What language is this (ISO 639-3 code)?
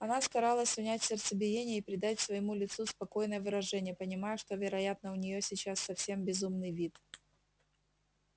rus